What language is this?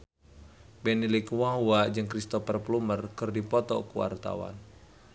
Sundanese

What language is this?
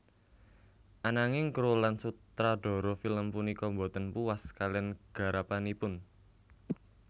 Javanese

